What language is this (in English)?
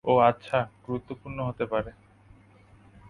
Bangla